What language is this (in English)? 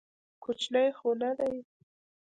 Pashto